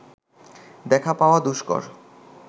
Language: Bangla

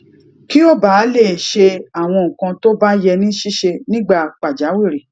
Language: Yoruba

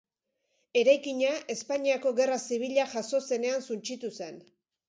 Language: Basque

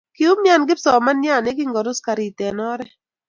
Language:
Kalenjin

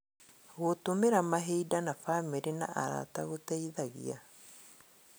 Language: Kikuyu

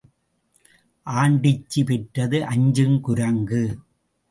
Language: Tamil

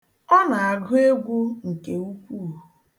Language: Igbo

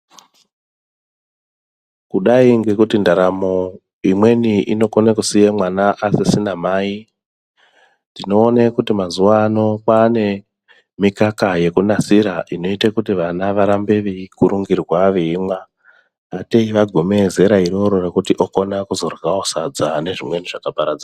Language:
Ndau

